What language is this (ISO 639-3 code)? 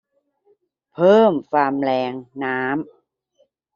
tha